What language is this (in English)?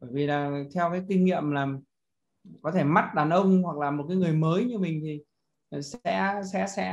Vietnamese